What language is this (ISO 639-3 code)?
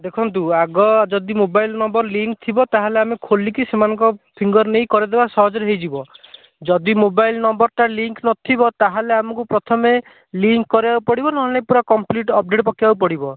ori